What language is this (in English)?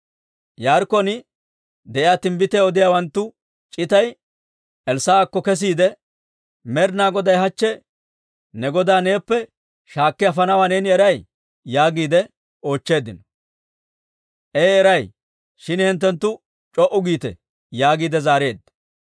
Dawro